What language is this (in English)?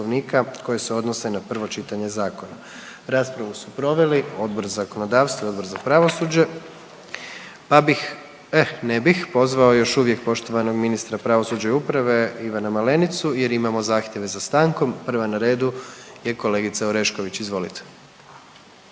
Croatian